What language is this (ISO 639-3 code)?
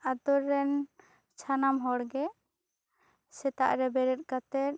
sat